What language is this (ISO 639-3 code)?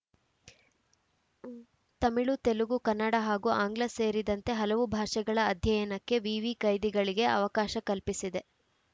kan